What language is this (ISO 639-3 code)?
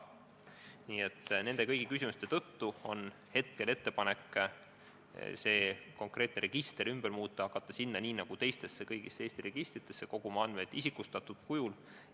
est